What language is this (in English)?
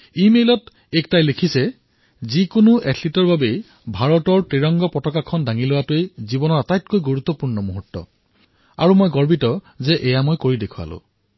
Assamese